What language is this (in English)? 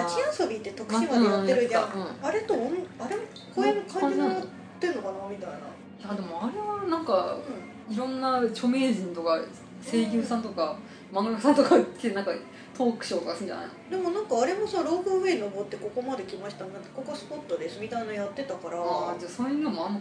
Japanese